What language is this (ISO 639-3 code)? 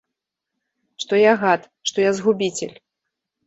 bel